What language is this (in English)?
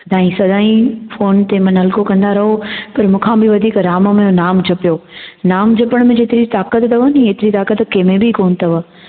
Sindhi